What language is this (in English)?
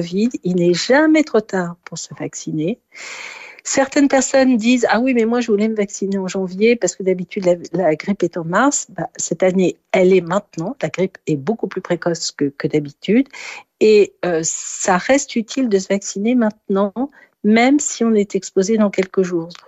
French